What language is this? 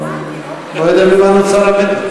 Hebrew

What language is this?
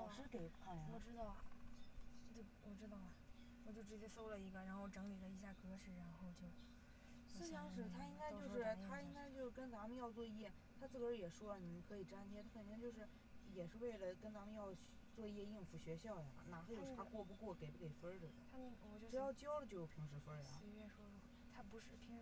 Chinese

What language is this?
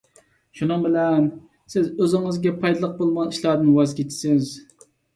Uyghur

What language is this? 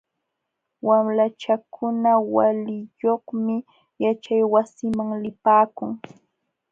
Jauja Wanca Quechua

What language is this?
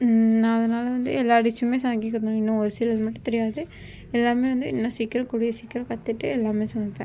Tamil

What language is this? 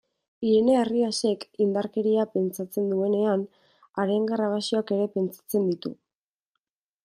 Basque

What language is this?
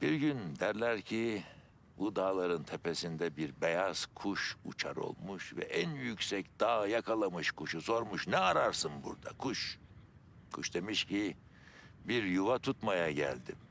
Turkish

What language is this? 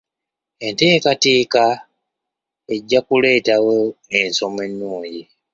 Ganda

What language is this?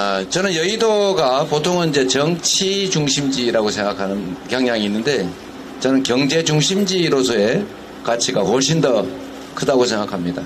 Korean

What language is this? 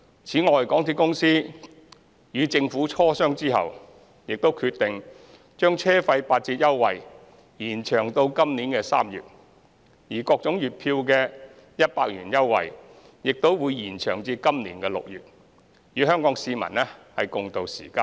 Cantonese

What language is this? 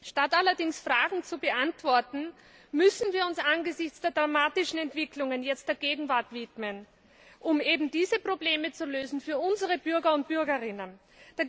German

